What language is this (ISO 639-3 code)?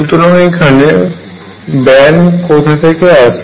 ben